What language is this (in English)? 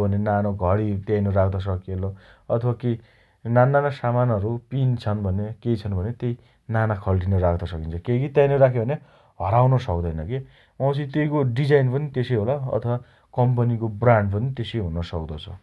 Dotyali